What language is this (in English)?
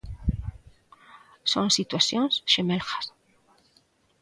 Galician